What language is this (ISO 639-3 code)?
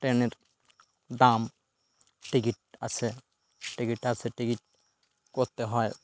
ben